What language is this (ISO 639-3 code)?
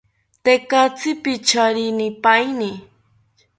cpy